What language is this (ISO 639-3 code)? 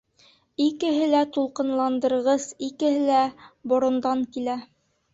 bak